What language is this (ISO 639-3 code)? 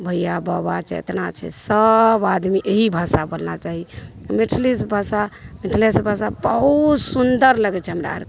mai